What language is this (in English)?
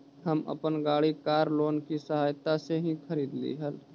Magahi